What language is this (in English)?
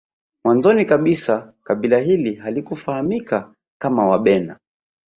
Swahili